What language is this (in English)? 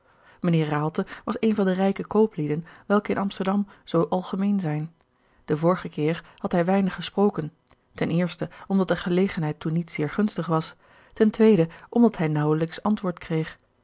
Dutch